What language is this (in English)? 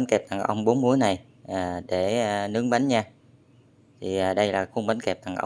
Vietnamese